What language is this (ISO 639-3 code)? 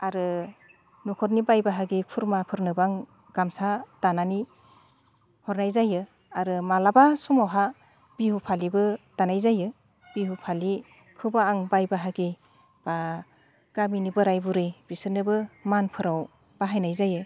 brx